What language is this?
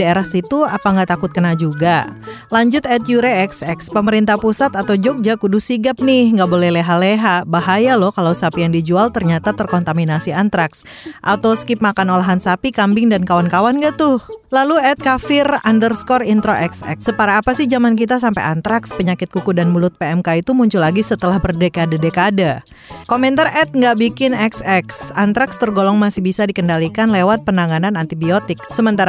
Indonesian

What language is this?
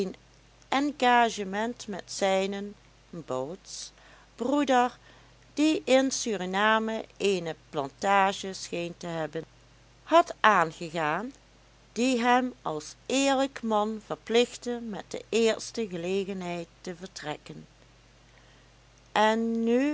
Dutch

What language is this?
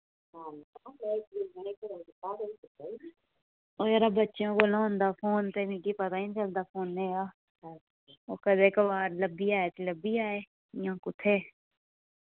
Dogri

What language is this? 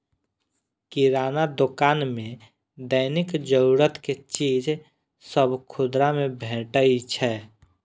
Maithili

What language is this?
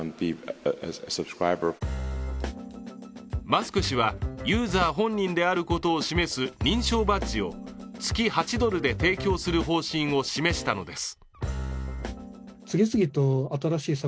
Japanese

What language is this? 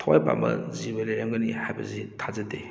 Manipuri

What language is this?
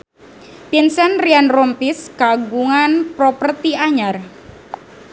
Sundanese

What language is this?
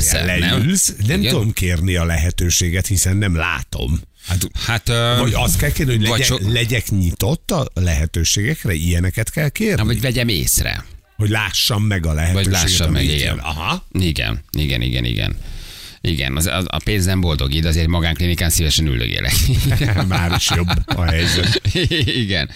Hungarian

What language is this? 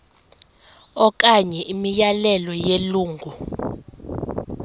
Xhosa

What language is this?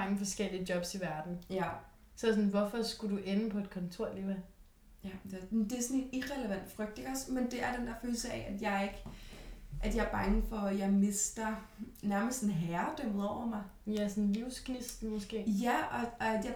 Danish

